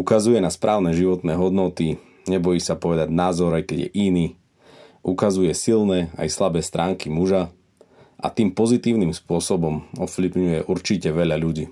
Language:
Slovak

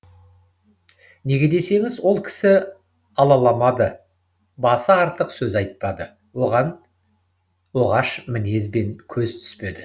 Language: Kazakh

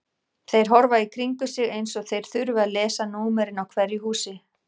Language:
Icelandic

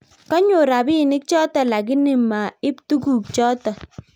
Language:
Kalenjin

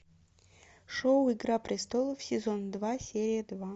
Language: Russian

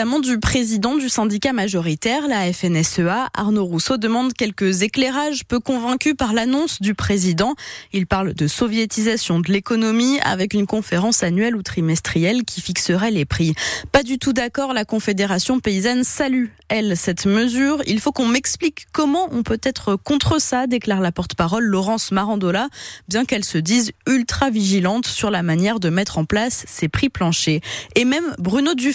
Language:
French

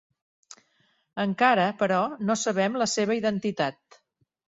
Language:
Catalan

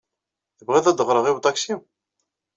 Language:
Kabyle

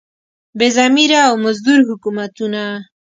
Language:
Pashto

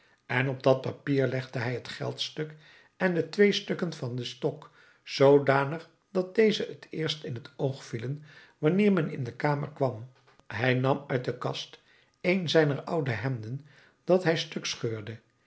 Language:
Dutch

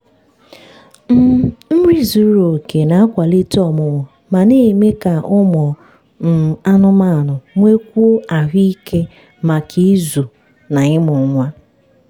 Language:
Igbo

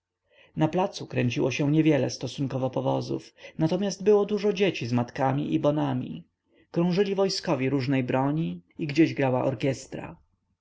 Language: Polish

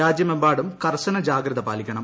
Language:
Malayalam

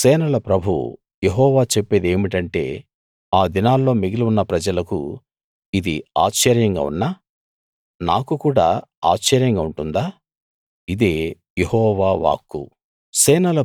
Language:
Telugu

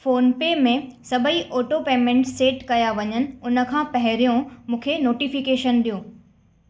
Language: Sindhi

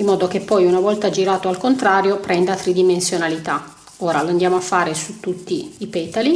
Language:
Italian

